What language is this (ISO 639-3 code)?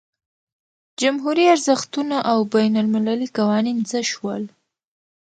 pus